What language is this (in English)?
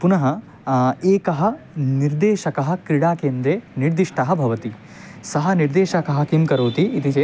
Sanskrit